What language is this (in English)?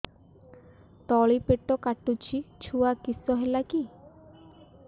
Odia